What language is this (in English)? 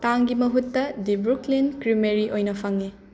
Manipuri